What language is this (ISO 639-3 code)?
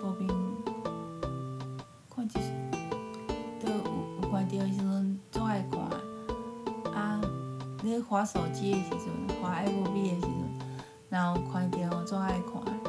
zho